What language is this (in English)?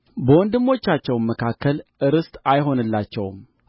Amharic